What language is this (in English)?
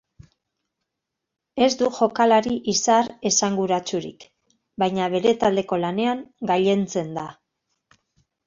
Basque